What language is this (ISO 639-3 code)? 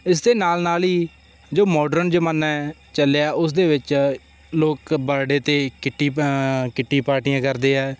pan